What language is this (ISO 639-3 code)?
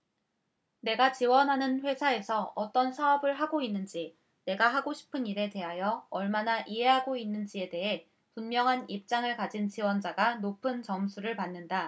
kor